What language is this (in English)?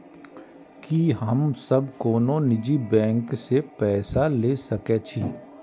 Maithili